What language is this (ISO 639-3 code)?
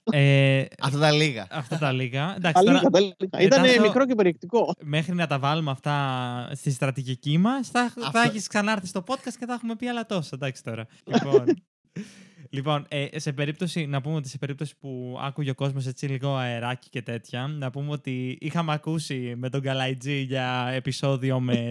ell